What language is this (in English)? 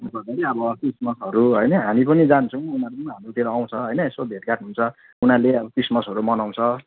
Nepali